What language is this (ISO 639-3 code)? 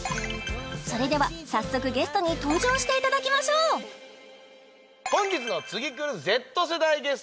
jpn